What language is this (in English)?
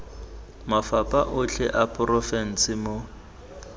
Tswana